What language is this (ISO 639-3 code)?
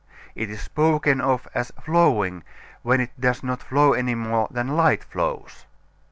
eng